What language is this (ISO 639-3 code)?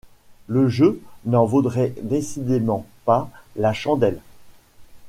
fra